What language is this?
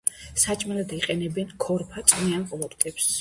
Georgian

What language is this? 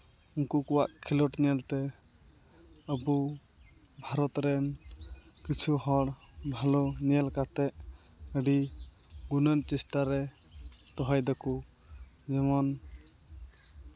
Santali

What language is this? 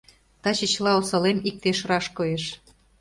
Mari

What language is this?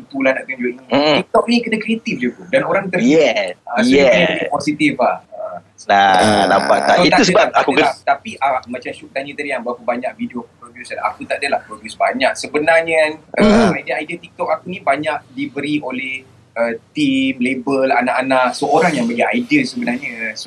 Malay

